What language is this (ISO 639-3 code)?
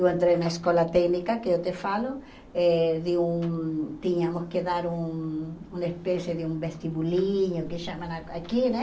por